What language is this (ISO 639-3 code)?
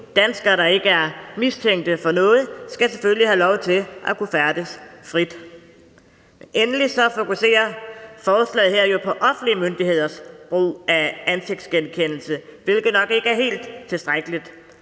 dan